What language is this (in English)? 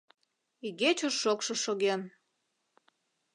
Mari